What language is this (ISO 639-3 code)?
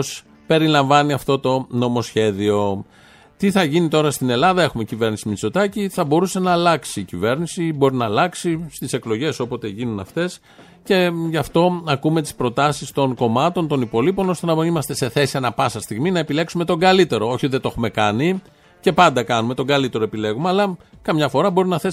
ell